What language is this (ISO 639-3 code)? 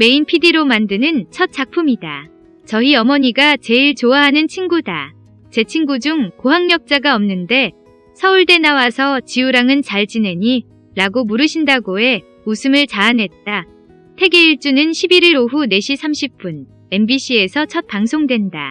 kor